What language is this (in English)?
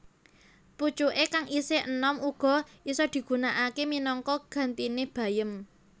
Javanese